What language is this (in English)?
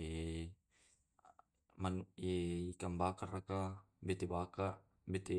Tae'